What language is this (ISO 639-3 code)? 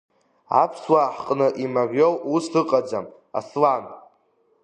abk